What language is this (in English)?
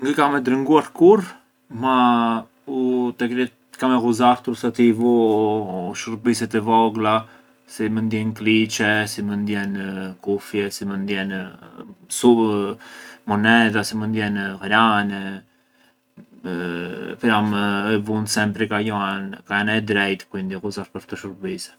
Arbëreshë Albanian